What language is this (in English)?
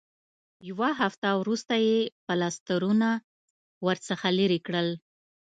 Pashto